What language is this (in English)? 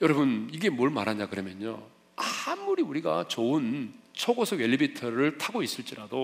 Korean